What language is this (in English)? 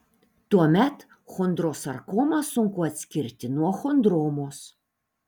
Lithuanian